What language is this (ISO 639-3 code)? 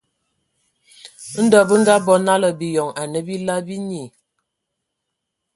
ewo